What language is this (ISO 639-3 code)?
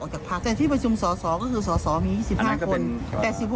tha